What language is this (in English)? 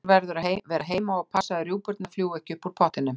Icelandic